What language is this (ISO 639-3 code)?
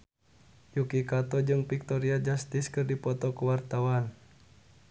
sun